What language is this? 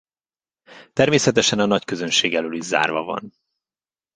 Hungarian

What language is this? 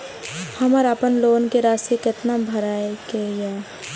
Maithili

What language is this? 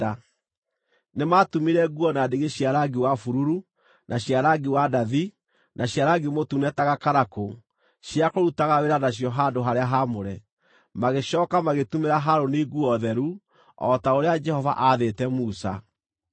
Kikuyu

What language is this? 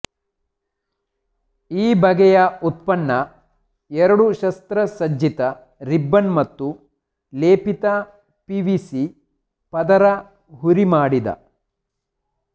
Kannada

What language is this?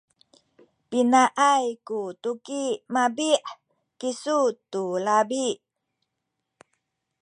Sakizaya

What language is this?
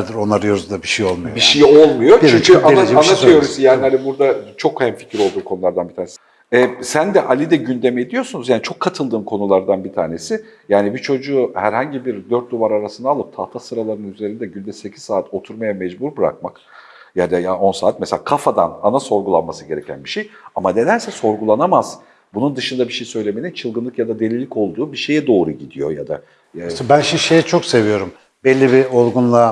Turkish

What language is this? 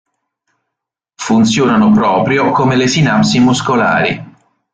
Italian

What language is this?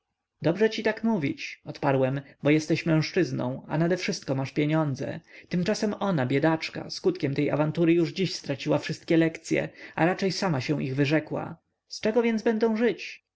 Polish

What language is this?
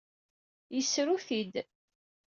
Kabyle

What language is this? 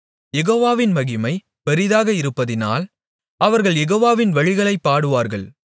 Tamil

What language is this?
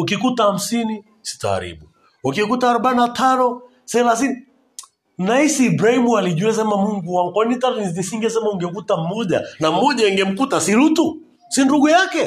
Swahili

